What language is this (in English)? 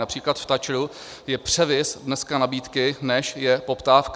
Czech